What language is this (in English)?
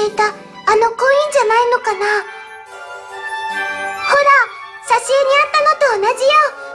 Japanese